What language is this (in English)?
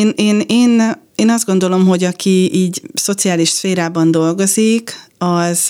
Hungarian